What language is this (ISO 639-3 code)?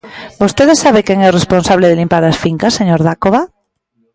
glg